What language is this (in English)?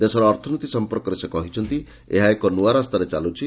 Odia